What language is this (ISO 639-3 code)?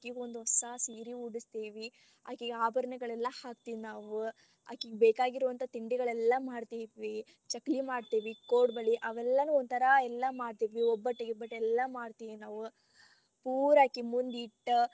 kan